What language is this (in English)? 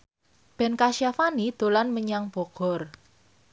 Javanese